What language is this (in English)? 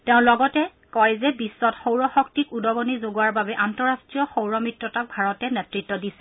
Assamese